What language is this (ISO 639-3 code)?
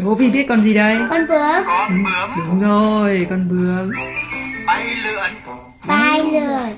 vie